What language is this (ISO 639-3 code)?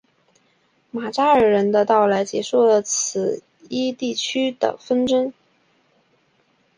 zho